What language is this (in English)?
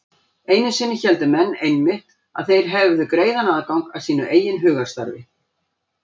Icelandic